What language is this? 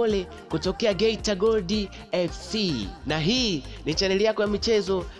Swahili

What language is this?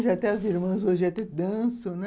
Portuguese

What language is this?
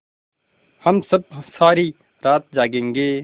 Hindi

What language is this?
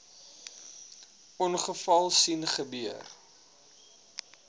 Afrikaans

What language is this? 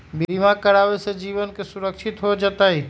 Magahi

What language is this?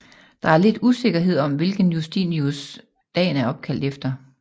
Danish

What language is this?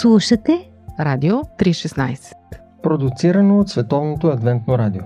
Bulgarian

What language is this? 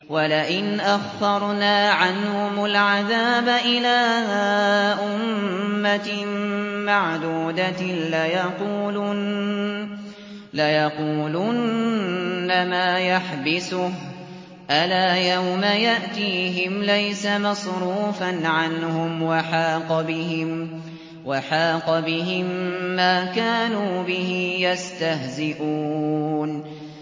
Arabic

